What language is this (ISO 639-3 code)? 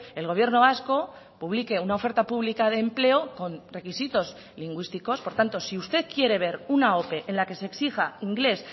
spa